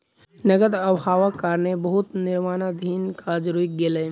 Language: Maithili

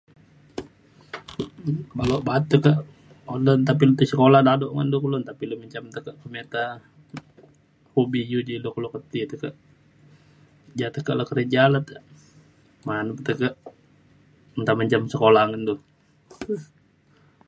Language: Mainstream Kenyah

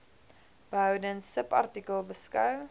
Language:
Afrikaans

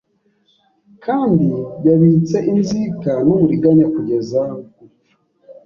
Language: Kinyarwanda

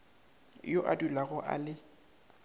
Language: Northern Sotho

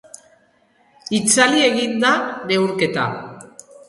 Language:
Basque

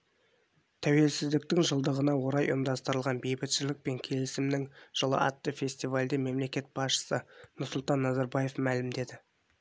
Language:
Kazakh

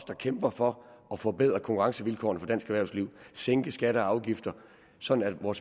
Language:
Danish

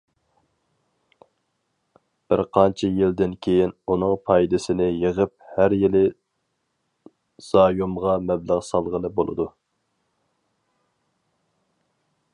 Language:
Uyghur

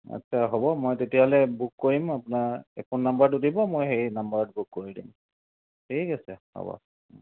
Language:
Assamese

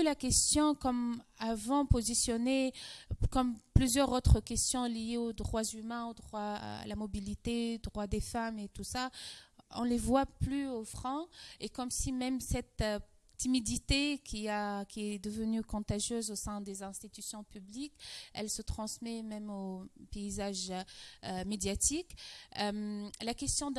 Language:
French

